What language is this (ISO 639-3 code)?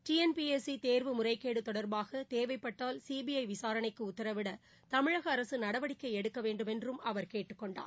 tam